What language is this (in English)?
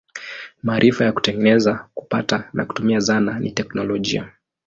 Swahili